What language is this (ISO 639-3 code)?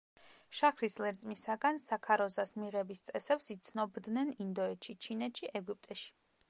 kat